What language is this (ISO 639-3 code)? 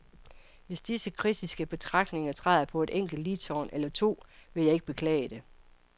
dan